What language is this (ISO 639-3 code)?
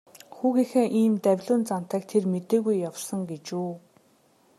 mon